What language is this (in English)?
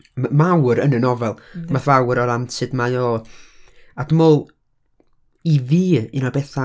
Welsh